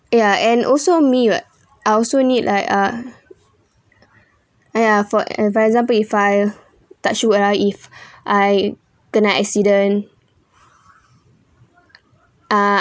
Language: English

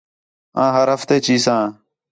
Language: Khetrani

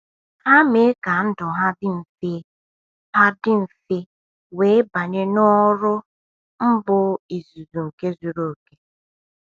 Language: Igbo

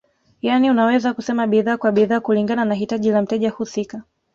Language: Swahili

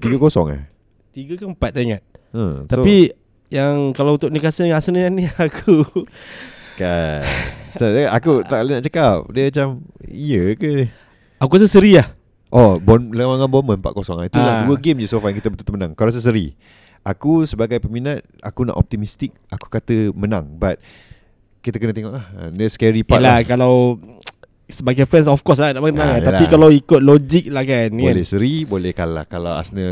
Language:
Malay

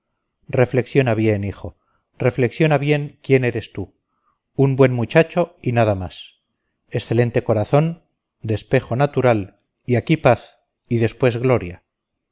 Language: Spanish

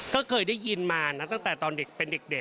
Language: Thai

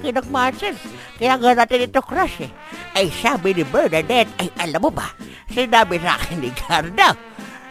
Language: Filipino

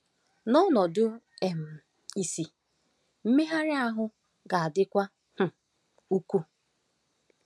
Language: Igbo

